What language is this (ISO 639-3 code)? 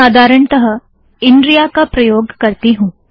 hin